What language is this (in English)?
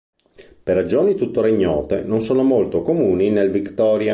Italian